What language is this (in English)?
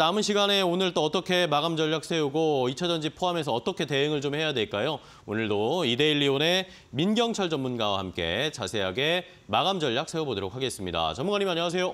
Korean